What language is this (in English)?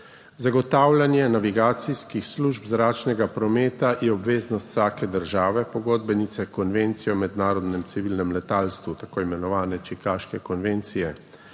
Slovenian